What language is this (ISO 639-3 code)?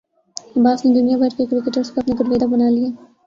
urd